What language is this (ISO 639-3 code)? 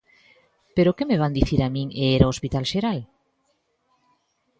glg